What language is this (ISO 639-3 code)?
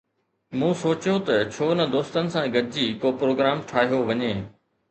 snd